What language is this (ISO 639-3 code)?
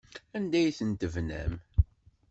kab